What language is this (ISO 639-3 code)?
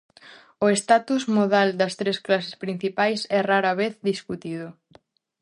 glg